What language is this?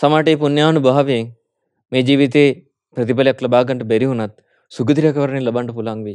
Hindi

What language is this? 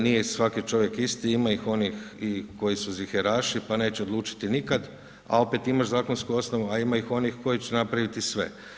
Croatian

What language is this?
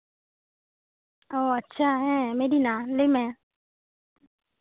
Santali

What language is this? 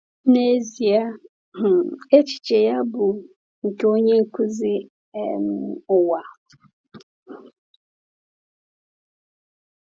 Igbo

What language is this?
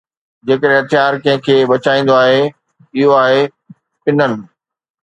Sindhi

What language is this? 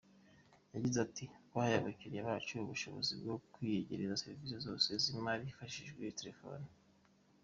Kinyarwanda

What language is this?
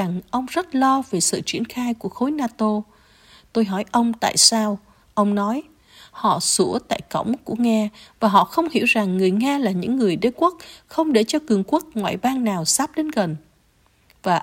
Vietnamese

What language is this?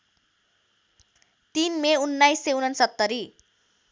Nepali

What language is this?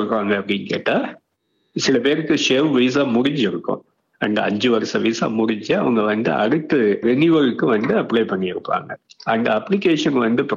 Tamil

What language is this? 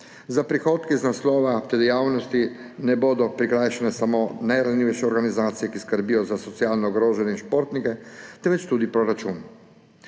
Slovenian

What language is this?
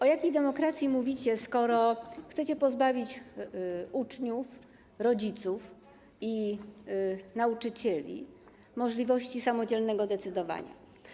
Polish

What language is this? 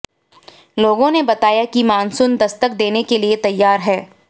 Hindi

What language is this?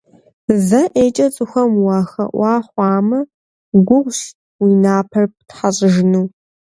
Kabardian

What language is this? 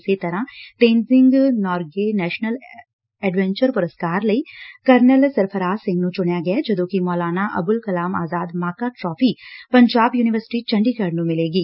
Punjabi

